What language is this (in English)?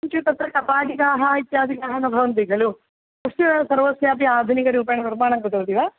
Sanskrit